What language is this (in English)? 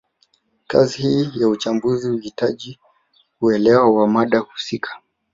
Swahili